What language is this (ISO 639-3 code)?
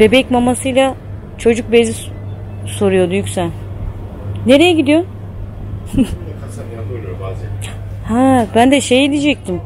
tur